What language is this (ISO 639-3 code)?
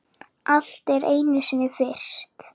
isl